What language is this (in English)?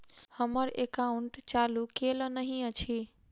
Maithili